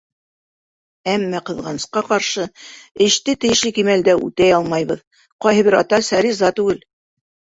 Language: Bashkir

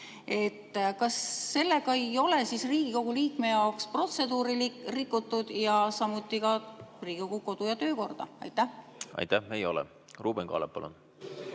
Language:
Estonian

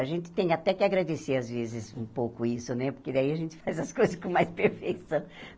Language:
Portuguese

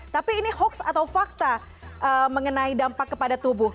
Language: Indonesian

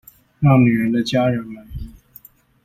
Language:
Chinese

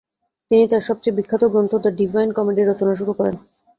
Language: Bangla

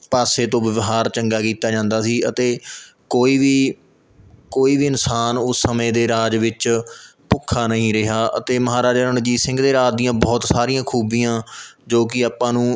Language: Punjabi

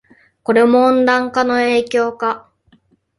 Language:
Japanese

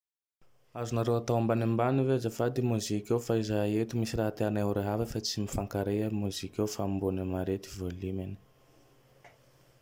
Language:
Tandroy-Mahafaly Malagasy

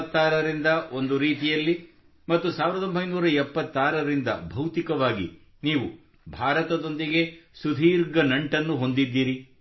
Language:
Kannada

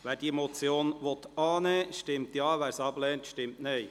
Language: Swiss German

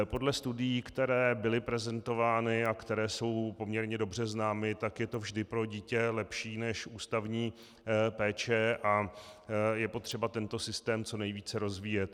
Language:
Czech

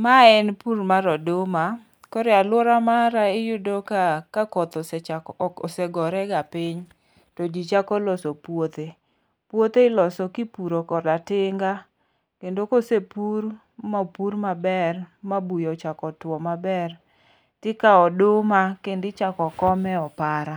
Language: Luo (Kenya and Tanzania)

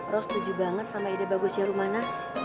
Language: Indonesian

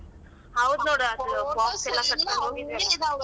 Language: Kannada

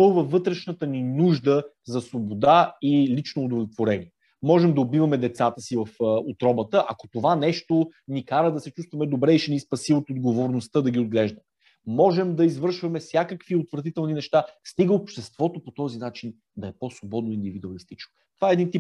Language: Bulgarian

